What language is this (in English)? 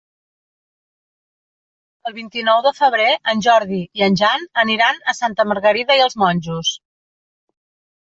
Catalan